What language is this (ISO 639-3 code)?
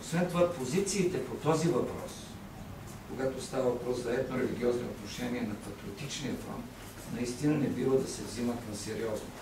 bul